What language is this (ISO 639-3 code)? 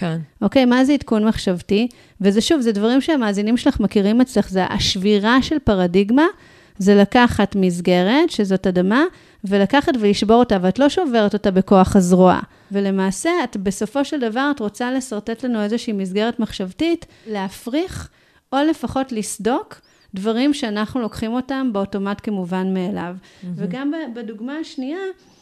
heb